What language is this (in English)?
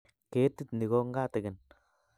Kalenjin